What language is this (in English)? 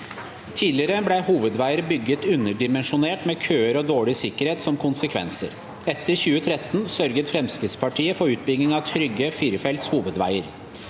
Norwegian